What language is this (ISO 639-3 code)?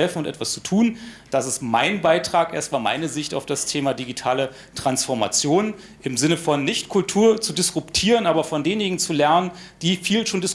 deu